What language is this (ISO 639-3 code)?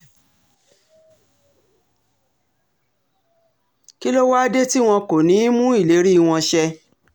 yor